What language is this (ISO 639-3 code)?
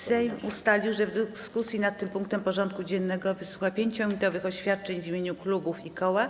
pol